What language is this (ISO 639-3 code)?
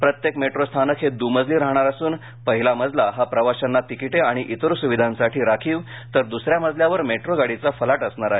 mar